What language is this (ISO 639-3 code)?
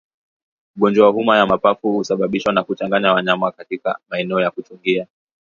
swa